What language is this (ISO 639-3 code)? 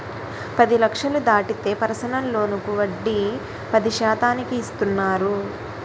tel